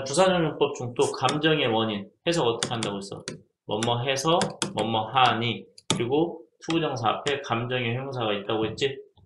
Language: Korean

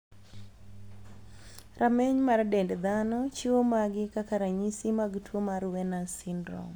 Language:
Luo (Kenya and Tanzania)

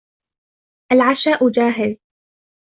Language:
Arabic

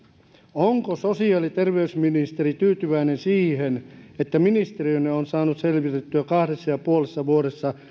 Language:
Finnish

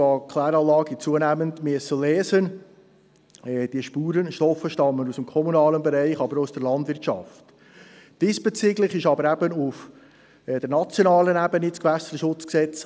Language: Swiss German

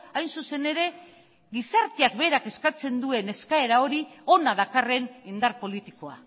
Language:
Basque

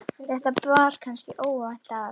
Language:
Icelandic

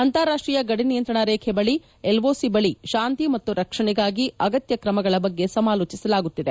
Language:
Kannada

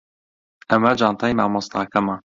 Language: Central Kurdish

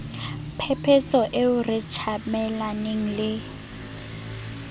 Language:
Southern Sotho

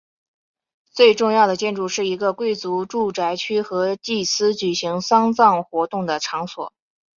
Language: Chinese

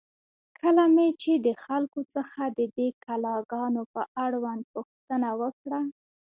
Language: Pashto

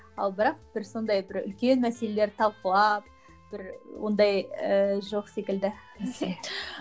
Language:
Kazakh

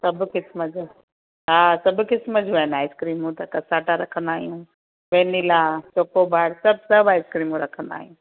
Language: Sindhi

